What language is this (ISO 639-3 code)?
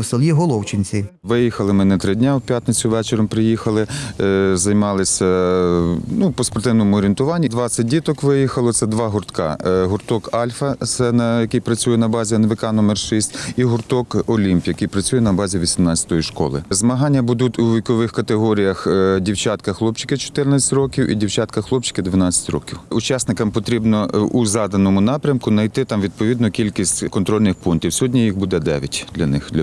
ukr